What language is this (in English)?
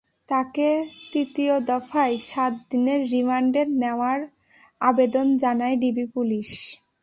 Bangla